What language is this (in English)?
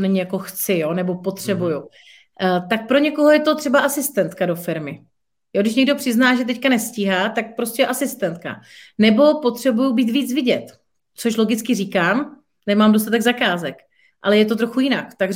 Czech